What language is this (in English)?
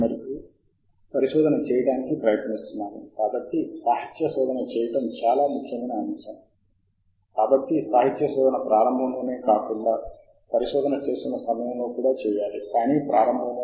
Telugu